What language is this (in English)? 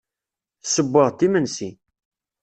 Kabyle